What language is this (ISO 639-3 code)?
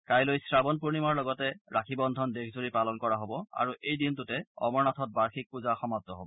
asm